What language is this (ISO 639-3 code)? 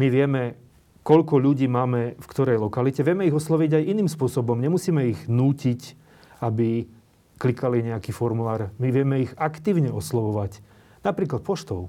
slk